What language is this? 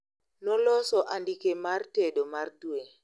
Luo (Kenya and Tanzania)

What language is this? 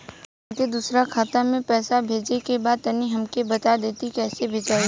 Bhojpuri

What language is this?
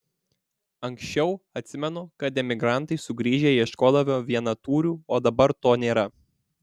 Lithuanian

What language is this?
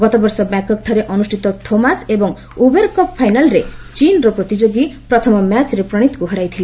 Odia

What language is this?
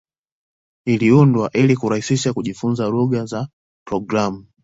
Swahili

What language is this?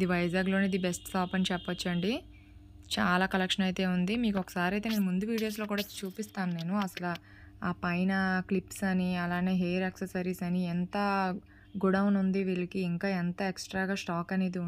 Telugu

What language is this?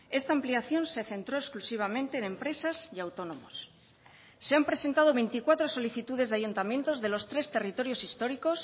Spanish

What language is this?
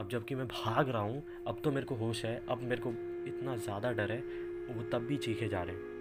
Hindi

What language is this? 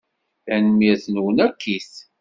Kabyle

